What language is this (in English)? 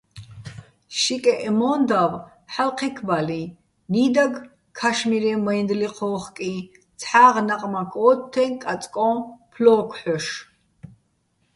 Bats